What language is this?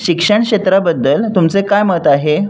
Marathi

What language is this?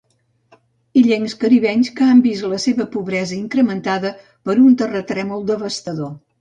Catalan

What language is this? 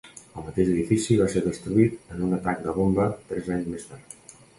Catalan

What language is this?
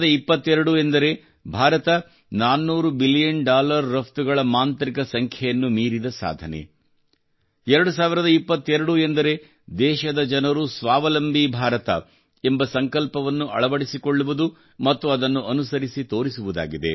Kannada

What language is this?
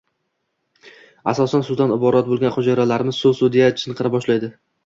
Uzbek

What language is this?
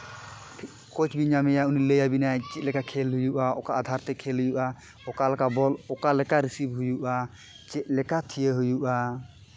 Santali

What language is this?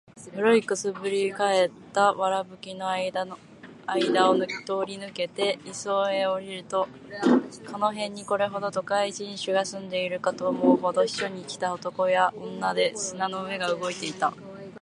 Japanese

